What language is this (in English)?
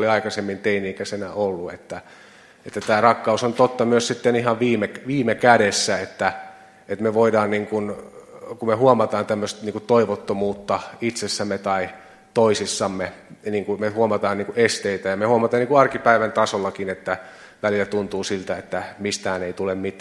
Finnish